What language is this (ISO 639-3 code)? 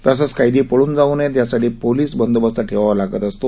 mar